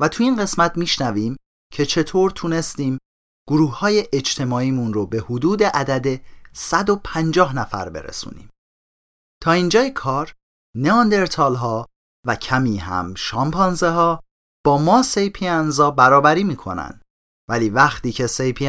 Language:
Persian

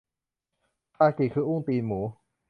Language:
Thai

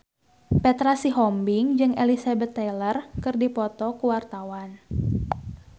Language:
Sundanese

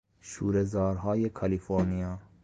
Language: Persian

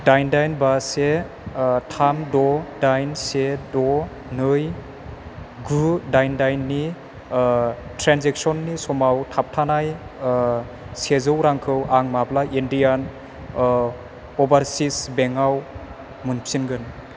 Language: Bodo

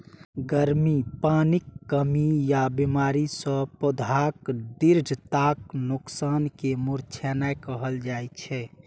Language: Maithili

